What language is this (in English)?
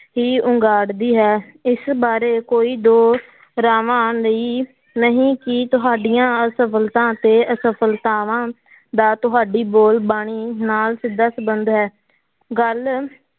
Punjabi